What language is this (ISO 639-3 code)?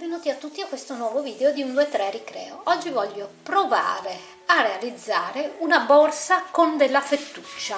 ita